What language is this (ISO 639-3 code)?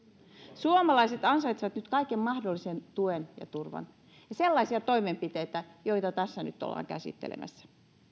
fin